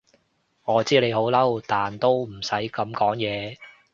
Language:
Cantonese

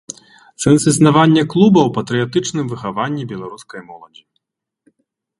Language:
Belarusian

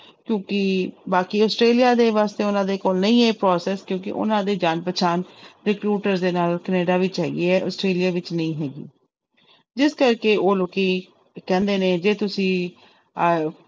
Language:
Punjabi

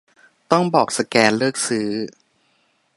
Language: Thai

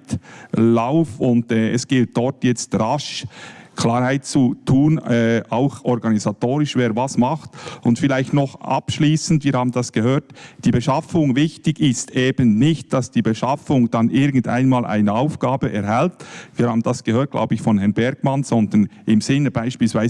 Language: German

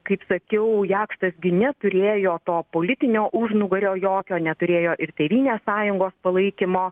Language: Lithuanian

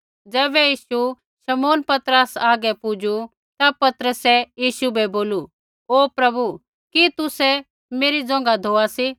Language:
Kullu Pahari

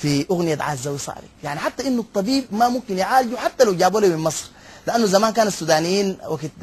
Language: Arabic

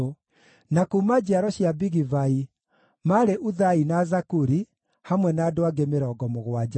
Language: Kikuyu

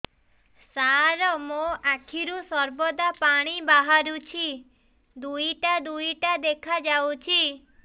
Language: Odia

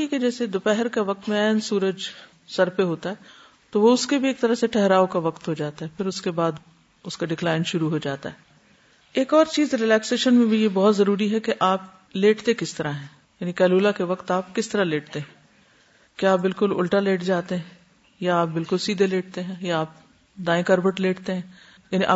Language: Urdu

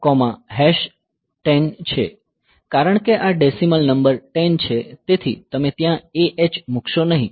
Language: Gujarati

